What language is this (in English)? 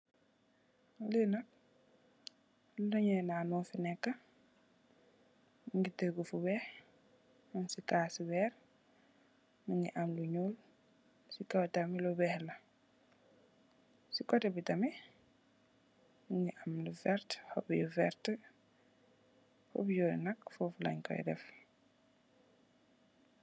Wolof